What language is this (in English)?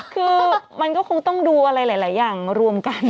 Thai